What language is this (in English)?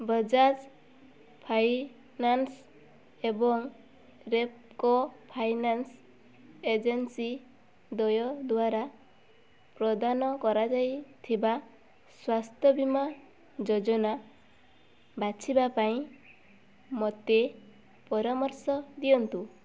Odia